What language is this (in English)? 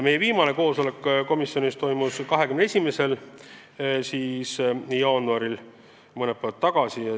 Estonian